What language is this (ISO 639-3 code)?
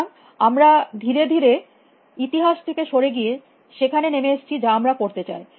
ben